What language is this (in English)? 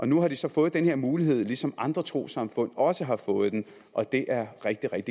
Danish